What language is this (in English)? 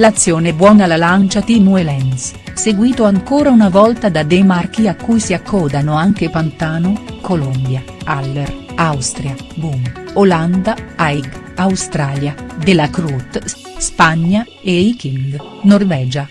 Italian